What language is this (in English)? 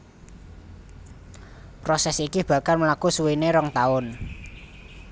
Javanese